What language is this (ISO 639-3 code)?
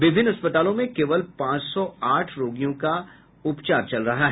hin